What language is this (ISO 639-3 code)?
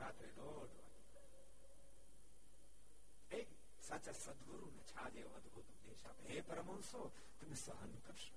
guj